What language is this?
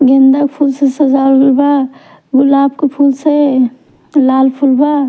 Bhojpuri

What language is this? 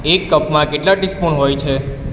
Gujarati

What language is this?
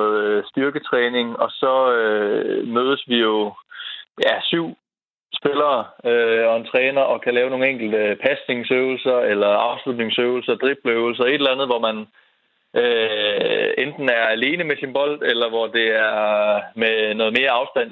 Danish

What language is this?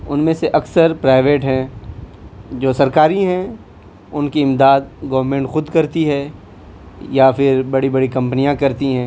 Urdu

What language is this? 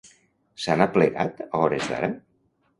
Catalan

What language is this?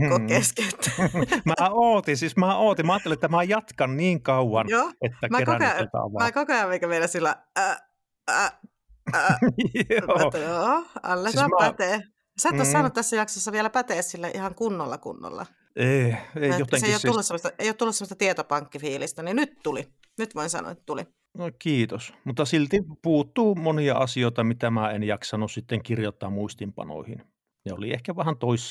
Finnish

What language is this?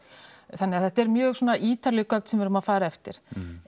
Icelandic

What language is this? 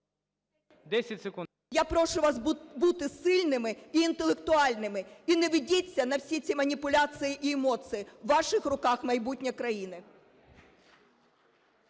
Ukrainian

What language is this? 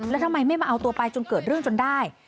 Thai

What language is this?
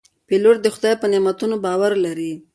Pashto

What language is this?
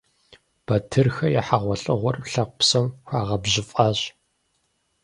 Kabardian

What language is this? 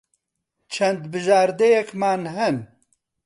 Central Kurdish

